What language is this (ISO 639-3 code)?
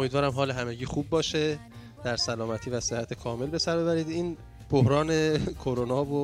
fas